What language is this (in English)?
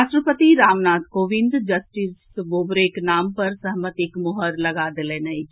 Maithili